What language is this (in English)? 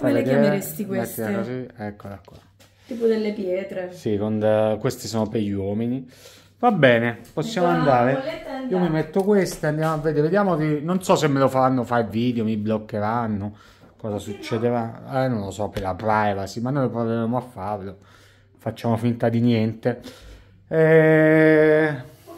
Italian